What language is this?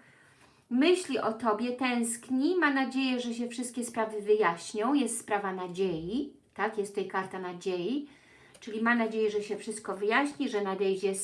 Polish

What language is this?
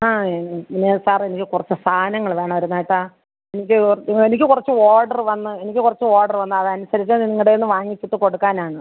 Malayalam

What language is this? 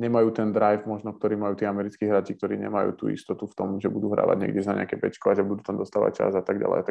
Slovak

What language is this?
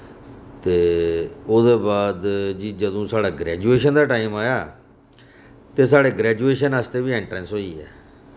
Dogri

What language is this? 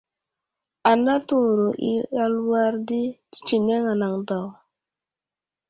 Wuzlam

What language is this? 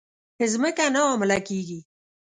Pashto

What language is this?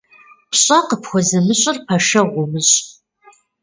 Kabardian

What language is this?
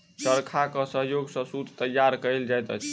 Maithili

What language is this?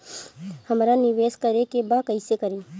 Bhojpuri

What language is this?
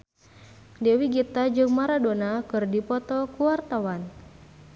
Sundanese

